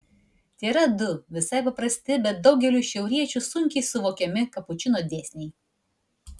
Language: Lithuanian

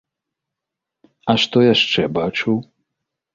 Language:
Belarusian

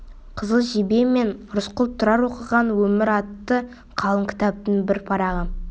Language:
Kazakh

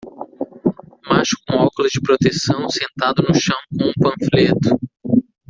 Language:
Portuguese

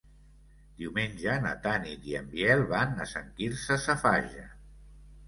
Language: Catalan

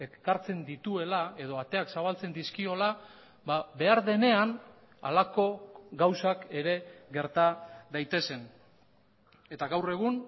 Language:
Basque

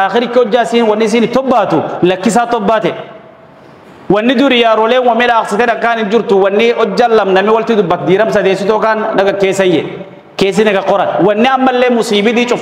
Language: Arabic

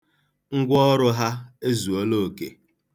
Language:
Igbo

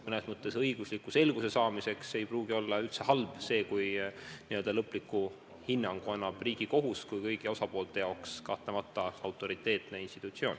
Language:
Estonian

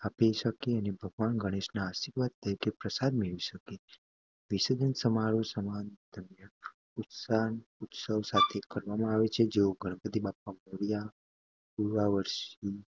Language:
Gujarati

